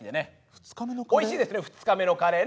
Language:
Japanese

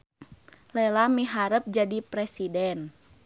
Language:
Sundanese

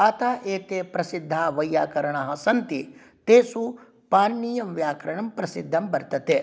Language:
Sanskrit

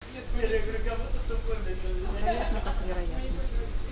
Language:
Russian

